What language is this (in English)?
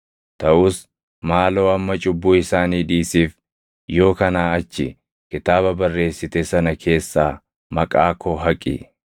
Oromo